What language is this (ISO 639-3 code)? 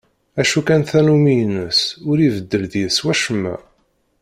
kab